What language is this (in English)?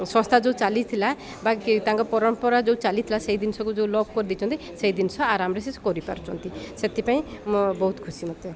Odia